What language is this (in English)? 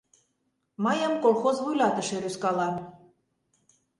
Mari